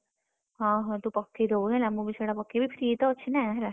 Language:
Odia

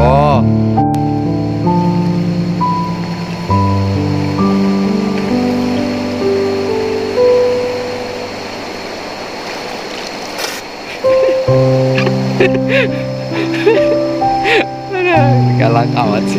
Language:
Indonesian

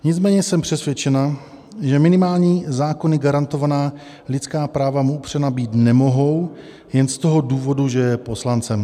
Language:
Czech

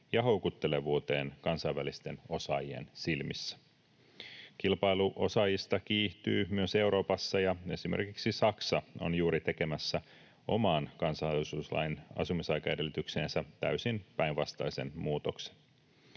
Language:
Finnish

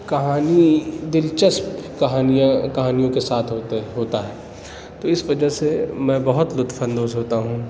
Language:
Urdu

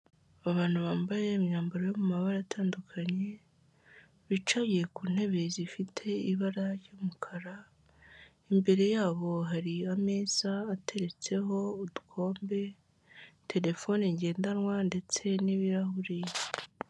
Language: Kinyarwanda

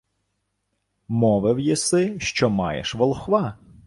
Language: Ukrainian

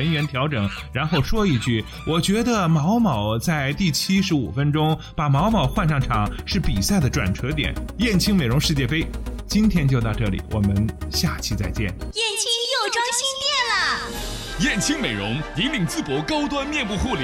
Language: Chinese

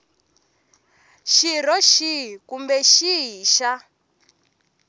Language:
Tsonga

